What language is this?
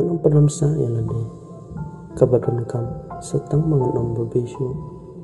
Indonesian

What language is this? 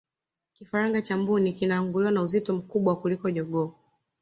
Swahili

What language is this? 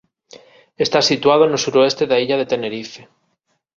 Galician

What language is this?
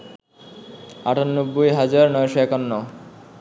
Bangla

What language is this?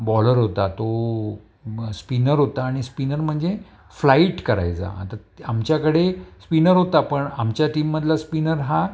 Marathi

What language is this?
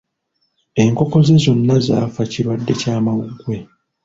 Ganda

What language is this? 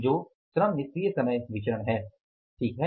Hindi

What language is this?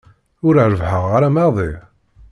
Kabyle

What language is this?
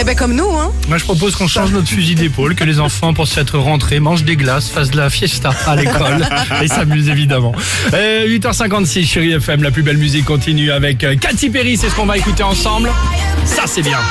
French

